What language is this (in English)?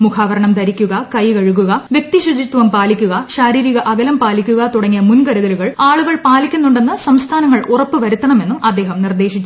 Malayalam